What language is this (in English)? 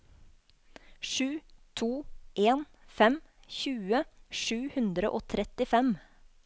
Norwegian